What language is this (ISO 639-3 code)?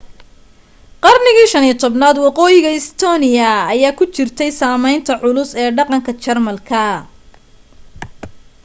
som